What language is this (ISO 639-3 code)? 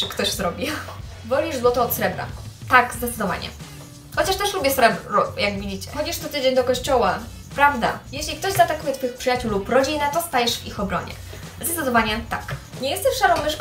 pol